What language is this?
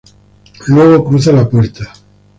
Spanish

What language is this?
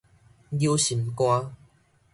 Min Nan Chinese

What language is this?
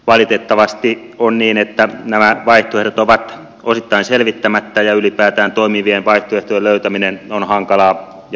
Finnish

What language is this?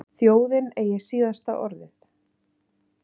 Icelandic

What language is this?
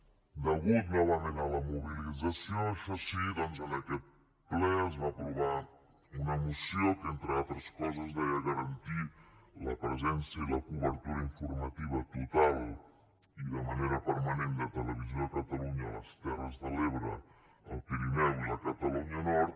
Catalan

